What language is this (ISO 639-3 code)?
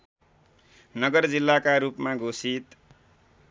nep